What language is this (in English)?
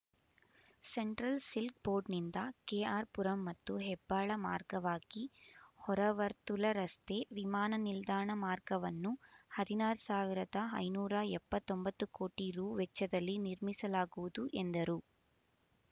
Kannada